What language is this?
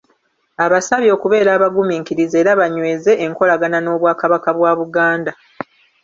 Ganda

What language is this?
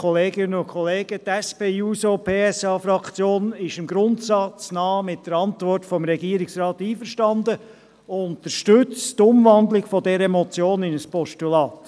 Swiss German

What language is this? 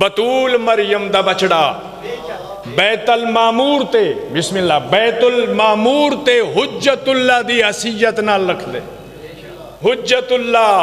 Punjabi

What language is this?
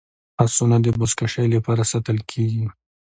Pashto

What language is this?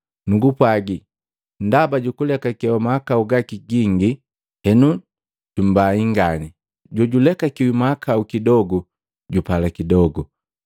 Matengo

